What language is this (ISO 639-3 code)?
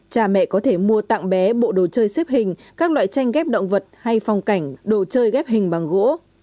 vie